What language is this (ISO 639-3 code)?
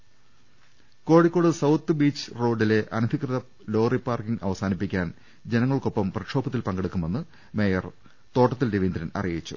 mal